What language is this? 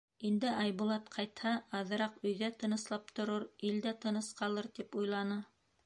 Bashkir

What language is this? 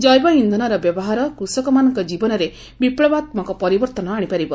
Odia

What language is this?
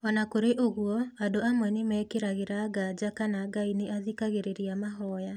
Kikuyu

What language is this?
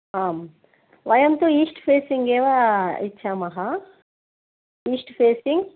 Sanskrit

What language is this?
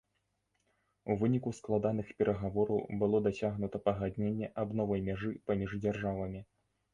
Belarusian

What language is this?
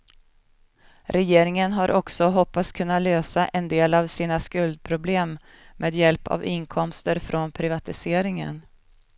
Swedish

